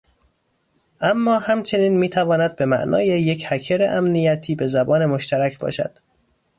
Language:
Persian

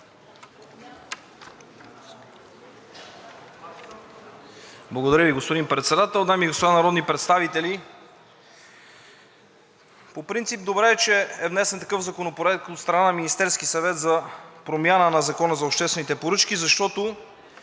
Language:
Bulgarian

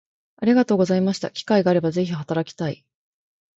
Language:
Japanese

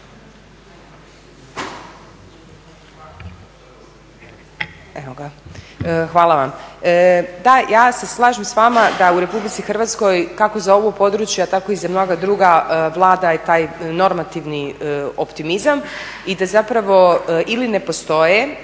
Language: Croatian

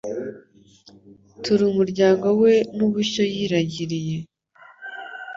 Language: Kinyarwanda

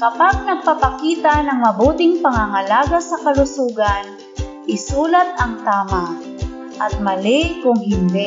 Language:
Filipino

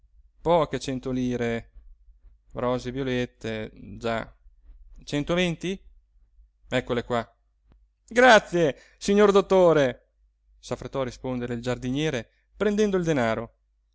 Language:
Italian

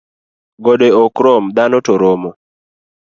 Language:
Luo (Kenya and Tanzania)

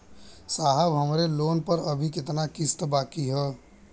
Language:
Bhojpuri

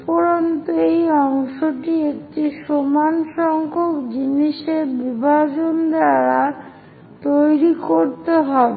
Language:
Bangla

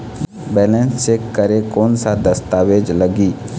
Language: Chhattisgarhi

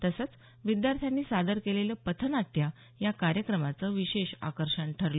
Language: Marathi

